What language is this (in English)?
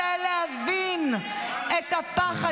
Hebrew